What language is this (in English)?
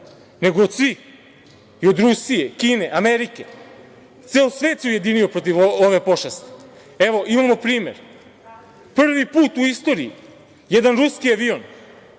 Serbian